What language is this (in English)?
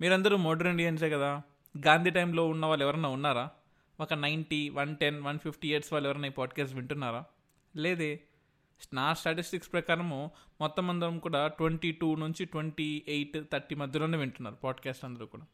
Telugu